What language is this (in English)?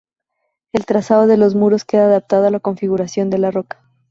Spanish